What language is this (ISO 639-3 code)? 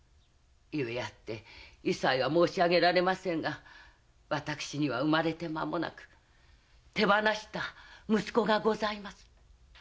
jpn